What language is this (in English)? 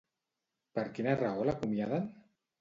Catalan